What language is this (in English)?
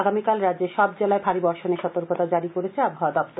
Bangla